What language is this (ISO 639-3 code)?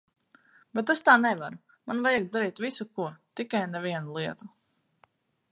lav